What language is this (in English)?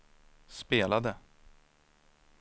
Swedish